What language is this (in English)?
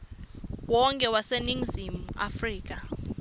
Swati